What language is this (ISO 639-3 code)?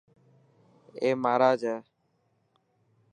mki